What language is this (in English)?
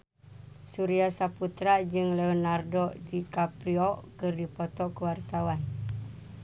Sundanese